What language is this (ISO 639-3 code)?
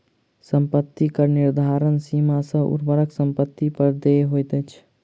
mai